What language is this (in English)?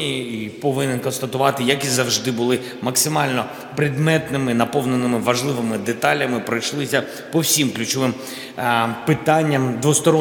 Ukrainian